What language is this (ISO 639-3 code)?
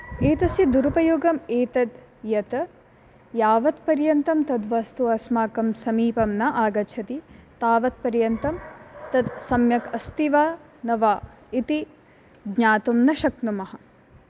san